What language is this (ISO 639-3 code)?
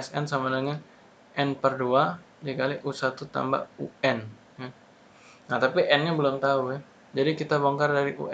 ind